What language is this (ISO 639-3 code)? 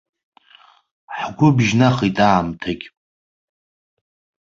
abk